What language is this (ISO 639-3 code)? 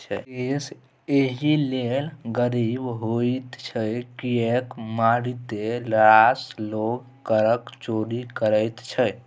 mai